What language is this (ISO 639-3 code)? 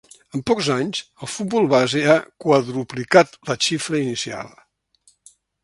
cat